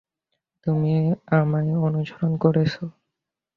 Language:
Bangla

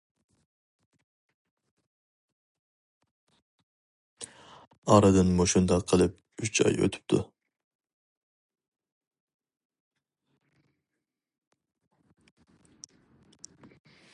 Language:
Uyghur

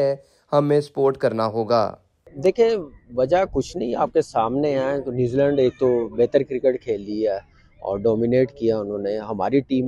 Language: Urdu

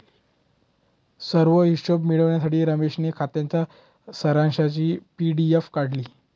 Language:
Marathi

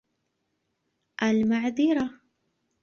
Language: Arabic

